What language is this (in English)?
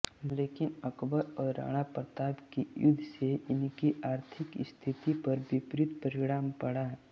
Hindi